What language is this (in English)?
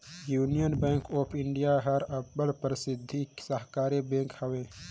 Chhattisgarhi